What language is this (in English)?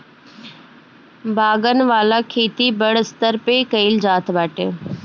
Bhojpuri